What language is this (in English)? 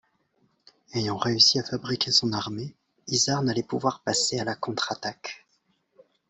French